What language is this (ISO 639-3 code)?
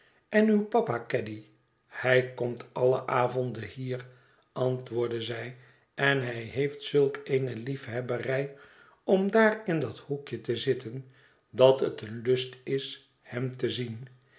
nld